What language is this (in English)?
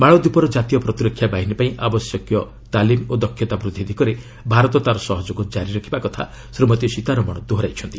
Odia